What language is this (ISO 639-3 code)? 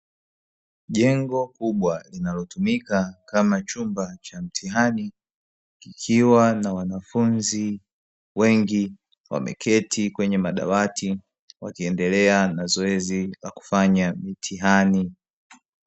swa